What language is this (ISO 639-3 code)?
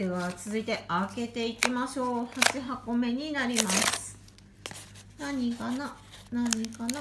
jpn